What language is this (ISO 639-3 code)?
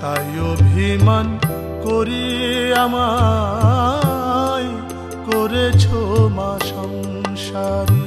hin